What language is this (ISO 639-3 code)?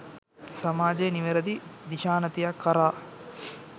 sin